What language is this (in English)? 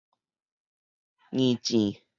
Min Nan Chinese